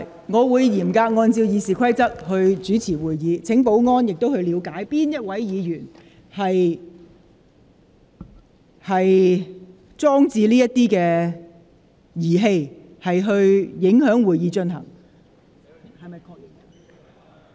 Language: Cantonese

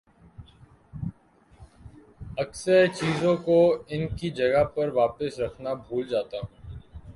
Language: Urdu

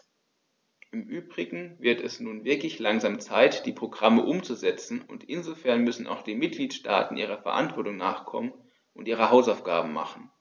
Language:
German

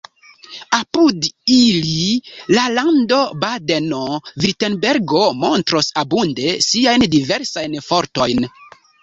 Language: Esperanto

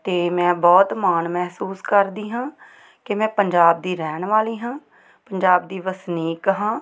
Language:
Punjabi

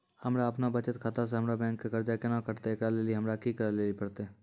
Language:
Maithili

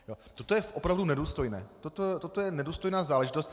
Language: Czech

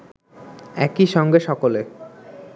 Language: Bangla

